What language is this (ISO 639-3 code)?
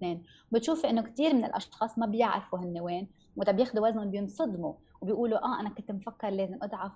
ara